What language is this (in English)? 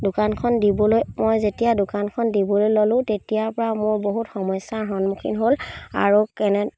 Assamese